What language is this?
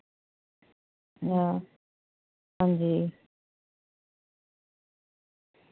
Dogri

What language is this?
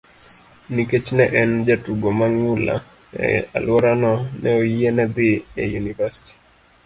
Luo (Kenya and Tanzania)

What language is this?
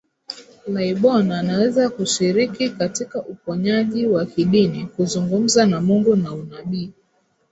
Swahili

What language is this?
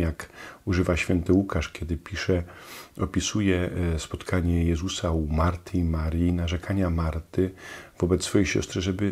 Polish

